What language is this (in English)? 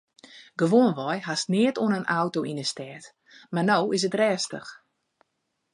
Western Frisian